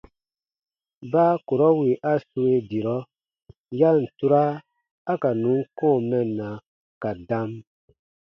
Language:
Baatonum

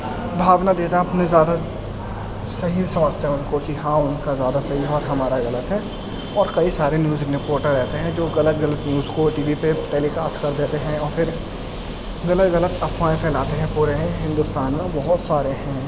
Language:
Urdu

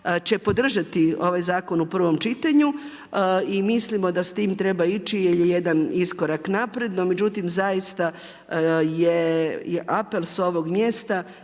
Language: Croatian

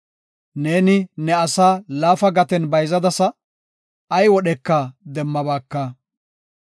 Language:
Gofa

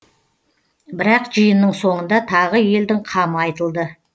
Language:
Kazakh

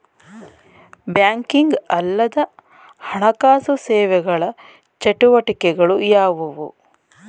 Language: Kannada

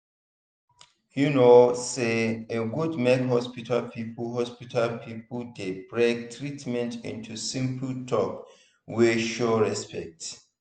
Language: Nigerian Pidgin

